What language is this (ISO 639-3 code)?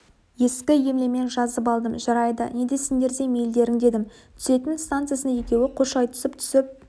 kaz